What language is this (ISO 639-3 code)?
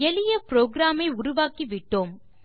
tam